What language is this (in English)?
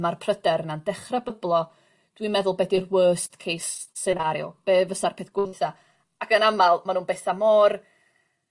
Welsh